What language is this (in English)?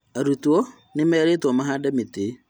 Kikuyu